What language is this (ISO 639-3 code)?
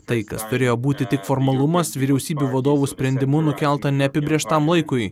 lit